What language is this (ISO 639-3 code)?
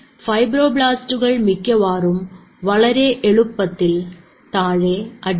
mal